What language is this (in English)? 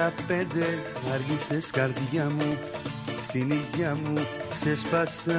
Greek